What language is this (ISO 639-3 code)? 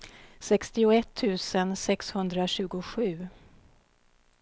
swe